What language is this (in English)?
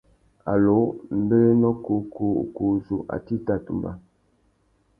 Tuki